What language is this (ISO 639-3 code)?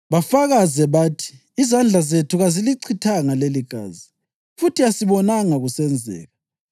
nde